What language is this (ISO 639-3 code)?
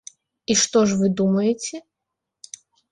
bel